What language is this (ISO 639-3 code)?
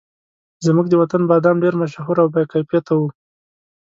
pus